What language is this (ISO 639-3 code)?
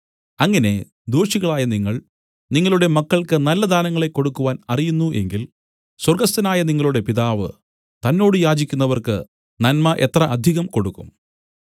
mal